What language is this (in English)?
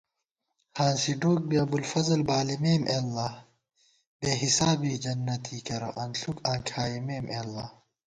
Gawar-Bati